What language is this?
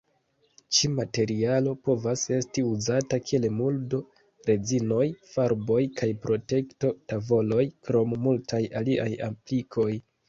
Esperanto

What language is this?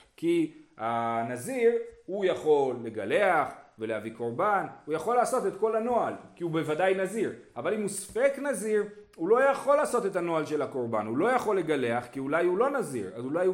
Hebrew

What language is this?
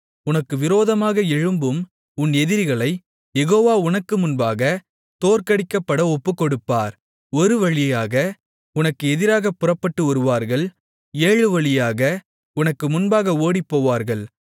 Tamil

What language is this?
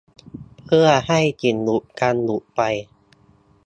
Thai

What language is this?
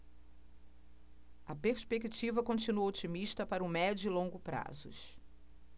Portuguese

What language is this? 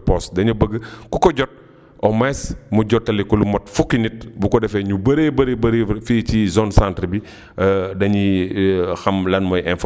Wolof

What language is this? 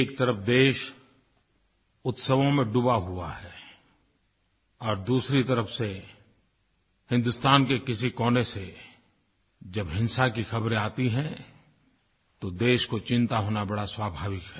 Hindi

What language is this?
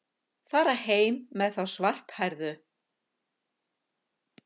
Icelandic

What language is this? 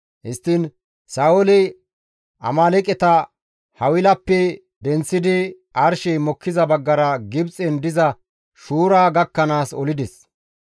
Gamo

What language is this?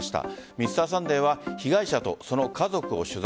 Japanese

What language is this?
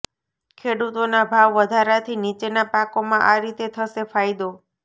Gujarati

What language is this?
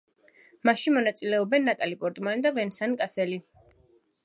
Georgian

